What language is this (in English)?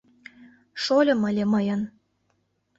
Mari